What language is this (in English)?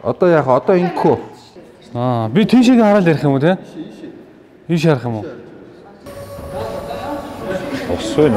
Korean